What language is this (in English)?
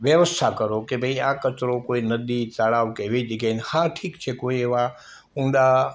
Gujarati